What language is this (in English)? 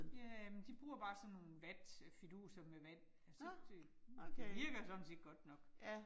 Danish